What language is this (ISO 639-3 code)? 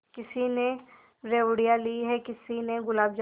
hin